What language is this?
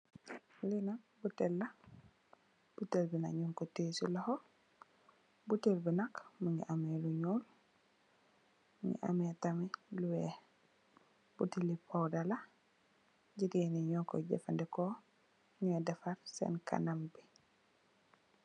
Wolof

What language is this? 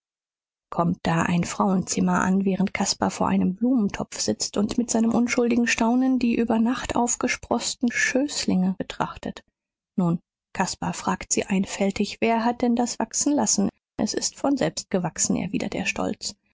German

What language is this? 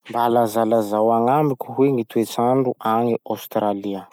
Masikoro Malagasy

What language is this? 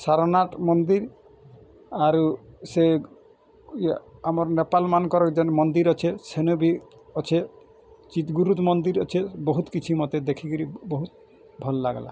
Odia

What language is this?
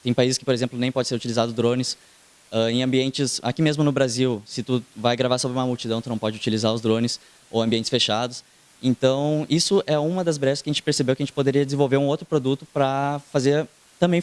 Portuguese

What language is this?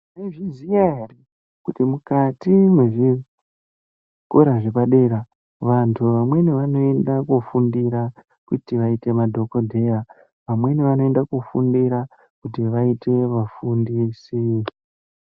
Ndau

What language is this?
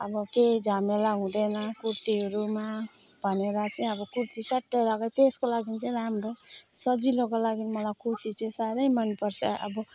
Nepali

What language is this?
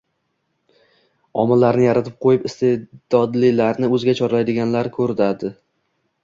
Uzbek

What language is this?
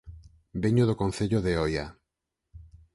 Galician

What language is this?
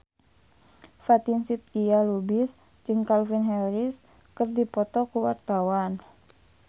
Sundanese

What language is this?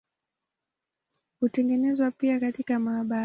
Swahili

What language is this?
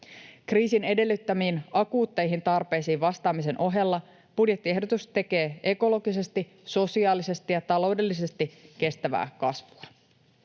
Finnish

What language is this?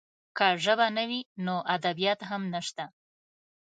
Pashto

